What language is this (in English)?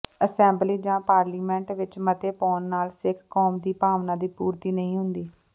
Punjabi